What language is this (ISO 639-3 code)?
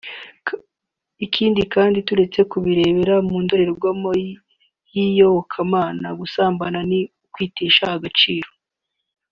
kin